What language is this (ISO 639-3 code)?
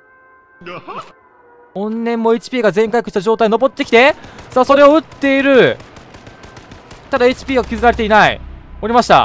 jpn